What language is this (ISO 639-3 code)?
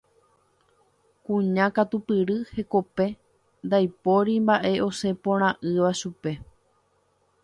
grn